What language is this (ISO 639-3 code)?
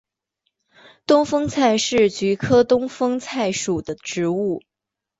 zho